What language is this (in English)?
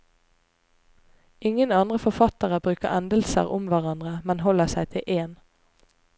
Norwegian